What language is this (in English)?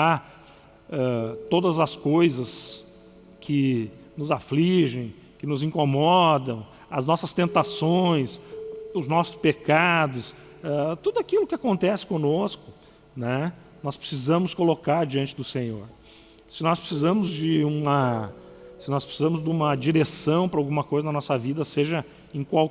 Portuguese